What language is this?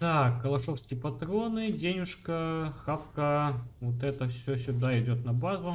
Russian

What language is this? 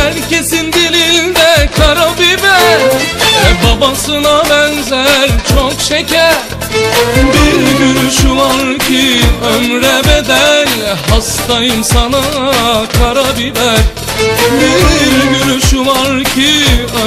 Turkish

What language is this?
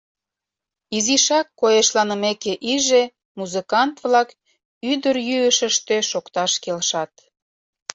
Mari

